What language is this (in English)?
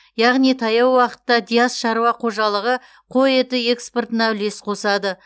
Kazakh